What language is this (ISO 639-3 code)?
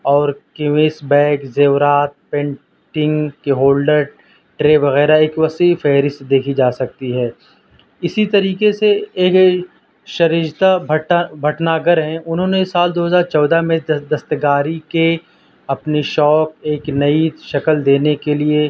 urd